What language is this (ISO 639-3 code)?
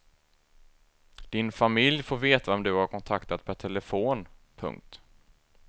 swe